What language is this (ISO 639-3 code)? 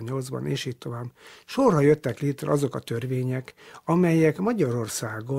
hun